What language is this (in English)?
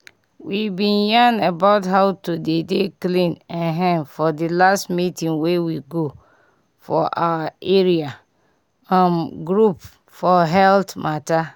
Nigerian Pidgin